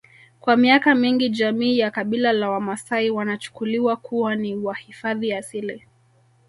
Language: Swahili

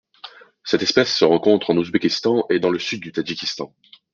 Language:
French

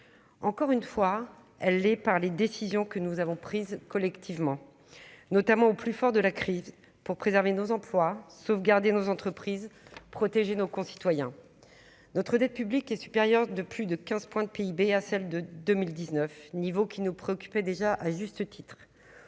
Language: French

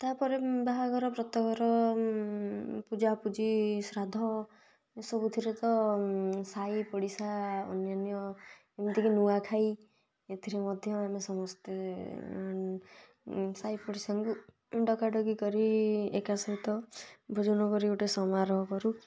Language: Odia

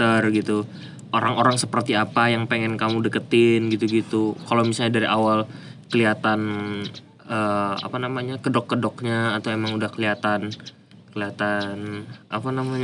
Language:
Indonesian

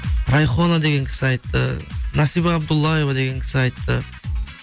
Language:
Kazakh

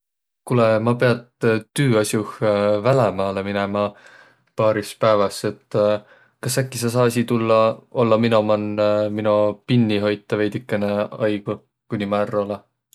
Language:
Võro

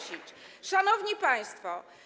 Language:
Polish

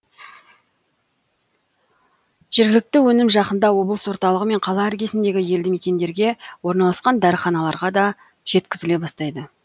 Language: Kazakh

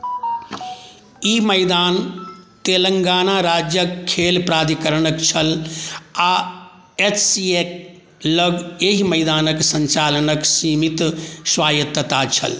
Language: Maithili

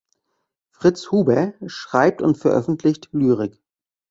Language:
German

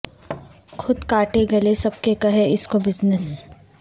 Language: Urdu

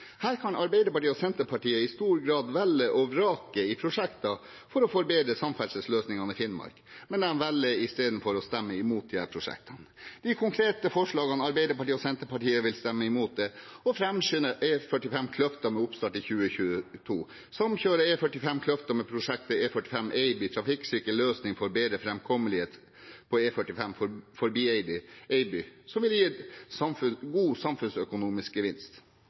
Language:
Norwegian Bokmål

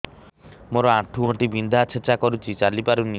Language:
Odia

